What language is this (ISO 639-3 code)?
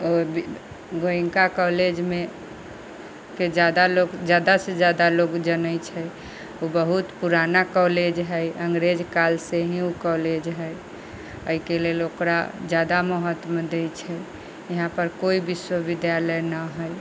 mai